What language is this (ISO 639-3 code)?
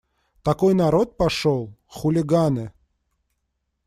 rus